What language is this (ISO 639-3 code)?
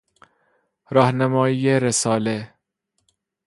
fas